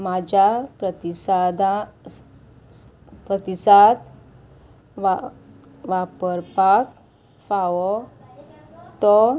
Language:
Konkani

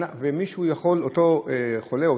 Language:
Hebrew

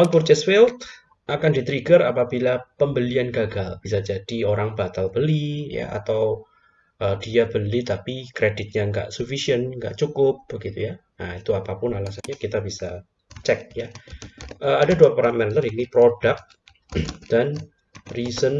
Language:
Indonesian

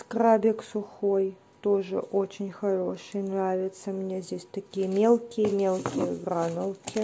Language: Russian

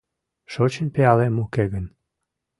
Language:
Mari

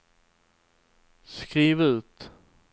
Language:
Swedish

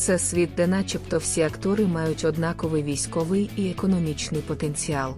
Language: Ukrainian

